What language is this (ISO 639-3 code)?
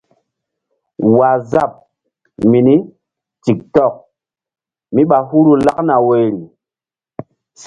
mdd